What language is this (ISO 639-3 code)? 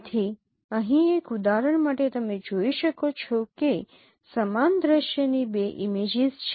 guj